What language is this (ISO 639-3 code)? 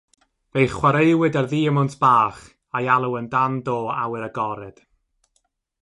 cym